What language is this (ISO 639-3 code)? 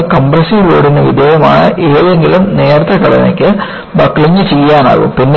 mal